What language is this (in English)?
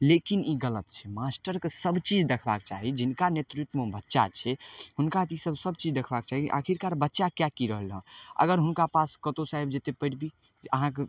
Maithili